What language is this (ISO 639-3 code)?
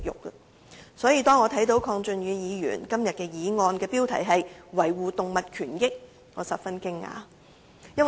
yue